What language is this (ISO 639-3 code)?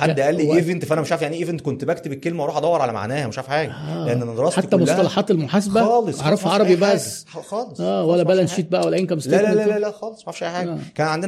ara